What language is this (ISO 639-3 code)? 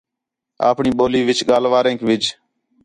xhe